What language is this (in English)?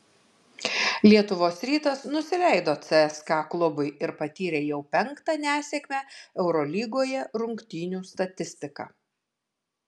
Lithuanian